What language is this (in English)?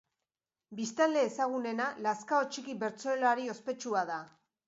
Basque